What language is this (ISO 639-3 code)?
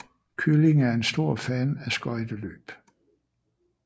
dan